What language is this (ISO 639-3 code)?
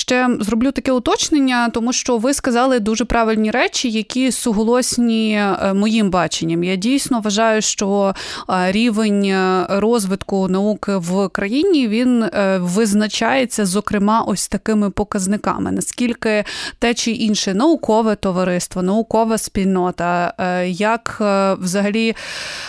ukr